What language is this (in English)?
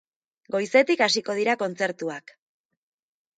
Basque